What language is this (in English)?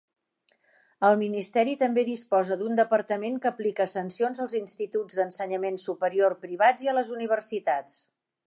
Catalan